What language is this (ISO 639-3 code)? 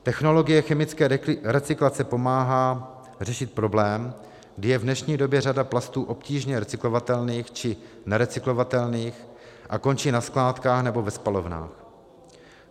ces